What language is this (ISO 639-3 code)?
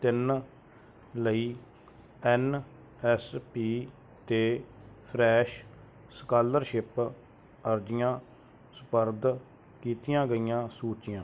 pan